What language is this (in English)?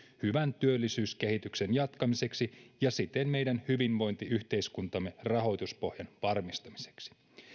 Finnish